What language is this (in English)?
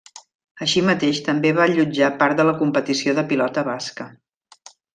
Catalan